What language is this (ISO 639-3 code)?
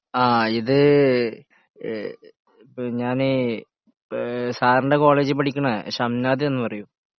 mal